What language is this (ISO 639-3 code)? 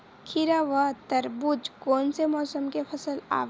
hne